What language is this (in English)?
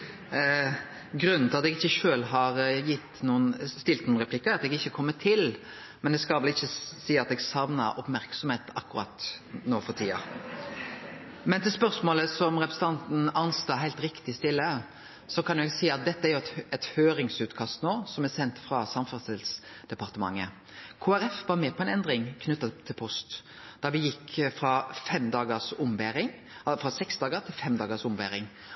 Norwegian Nynorsk